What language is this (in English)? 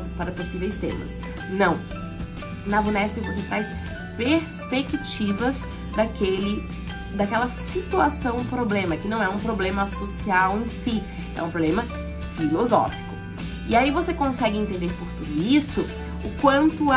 Portuguese